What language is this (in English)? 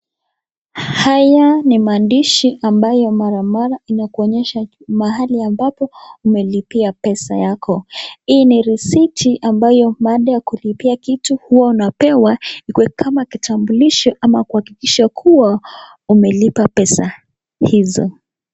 Swahili